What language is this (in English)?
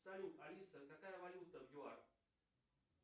Russian